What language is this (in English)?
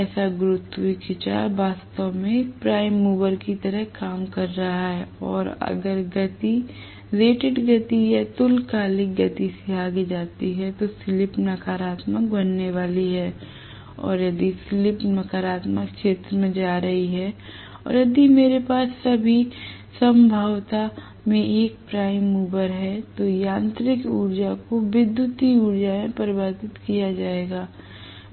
Hindi